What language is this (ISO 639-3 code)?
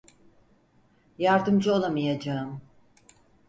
tur